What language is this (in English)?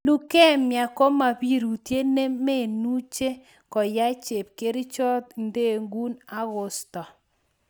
Kalenjin